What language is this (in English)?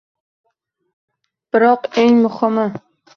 Uzbek